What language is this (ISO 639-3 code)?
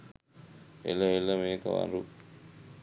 sin